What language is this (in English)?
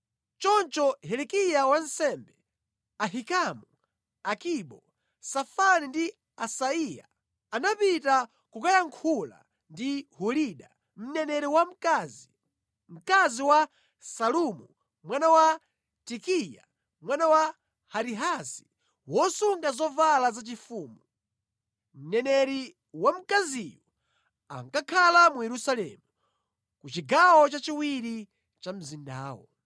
Nyanja